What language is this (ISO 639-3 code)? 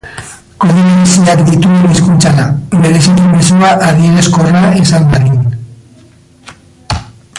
eus